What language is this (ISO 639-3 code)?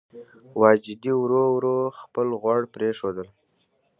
pus